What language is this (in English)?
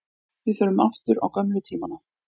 Icelandic